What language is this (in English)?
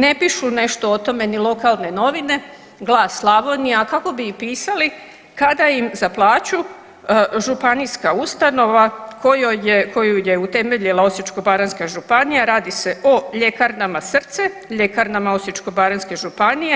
Croatian